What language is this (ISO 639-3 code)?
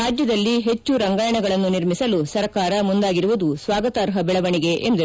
kan